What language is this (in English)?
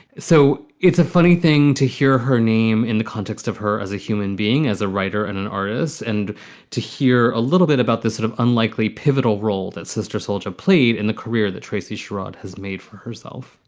English